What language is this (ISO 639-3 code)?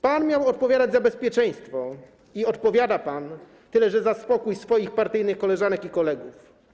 pol